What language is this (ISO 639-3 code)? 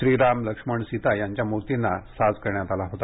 mar